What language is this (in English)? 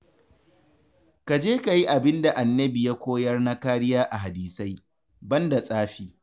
Hausa